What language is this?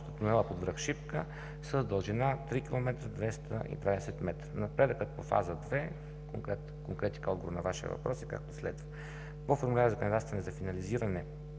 Bulgarian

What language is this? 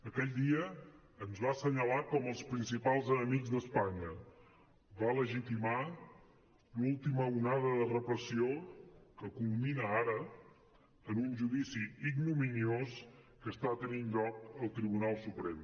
Catalan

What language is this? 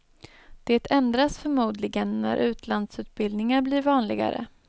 Swedish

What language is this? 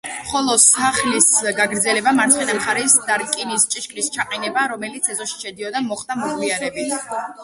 Georgian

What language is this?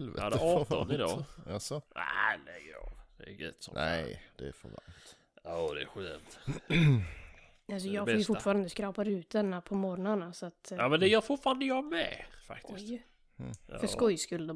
Swedish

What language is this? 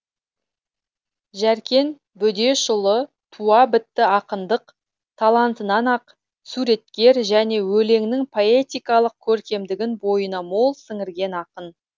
Kazakh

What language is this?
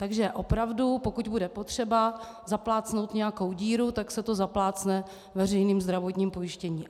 Czech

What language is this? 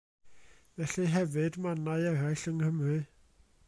Welsh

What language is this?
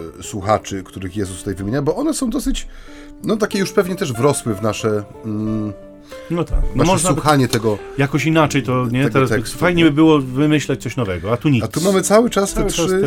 Polish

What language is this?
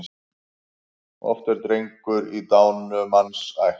Icelandic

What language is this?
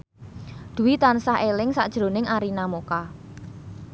Javanese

